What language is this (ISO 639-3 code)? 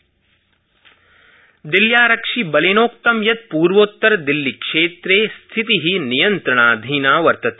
san